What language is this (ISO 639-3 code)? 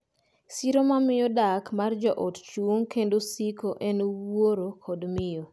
luo